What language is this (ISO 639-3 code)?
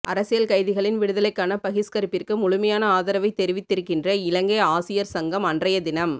tam